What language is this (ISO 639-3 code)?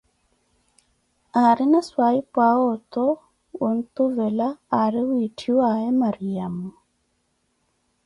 eko